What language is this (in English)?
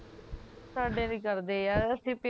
Punjabi